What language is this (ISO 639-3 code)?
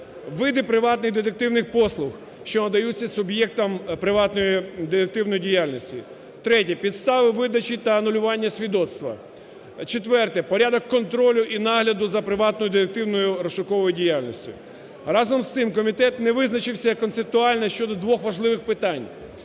ukr